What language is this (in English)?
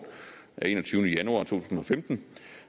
Danish